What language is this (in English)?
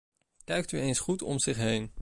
Dutch